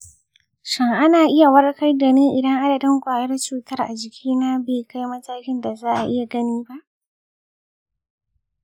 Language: Hausa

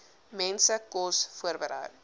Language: Afrikaans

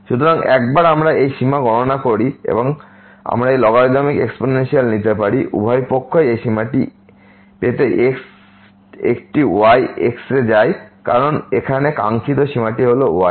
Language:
Bangla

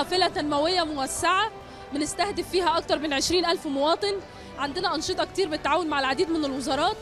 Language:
Arabic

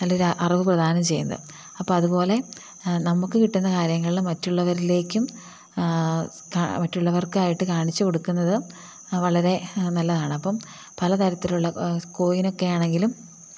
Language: Malayalam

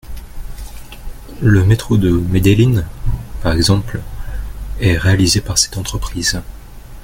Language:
French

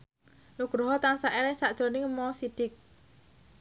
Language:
Javanese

